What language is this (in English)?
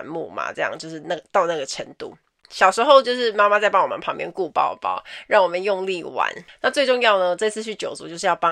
Chinese